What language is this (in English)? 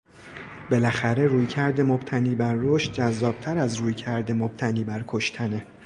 Persian